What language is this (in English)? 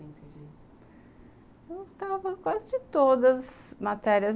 Portuguese